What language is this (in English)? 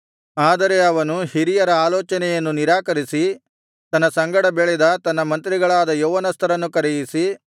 Kannada